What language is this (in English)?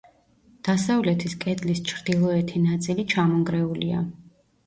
Georgian